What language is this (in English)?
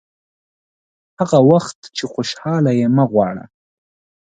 Pashto